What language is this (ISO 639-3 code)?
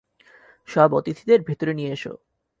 ben